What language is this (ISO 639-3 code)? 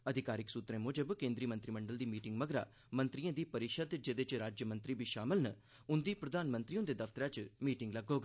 doi